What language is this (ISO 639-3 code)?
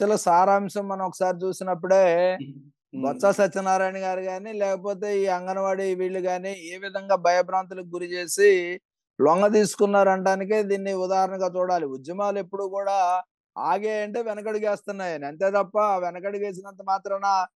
tel